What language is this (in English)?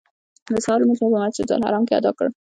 Pashto